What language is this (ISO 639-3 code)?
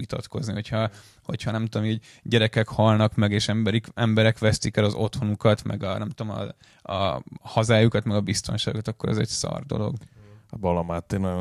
hun